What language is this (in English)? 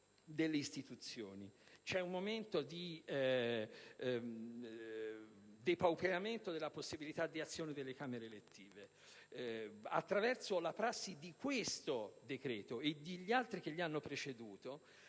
Italian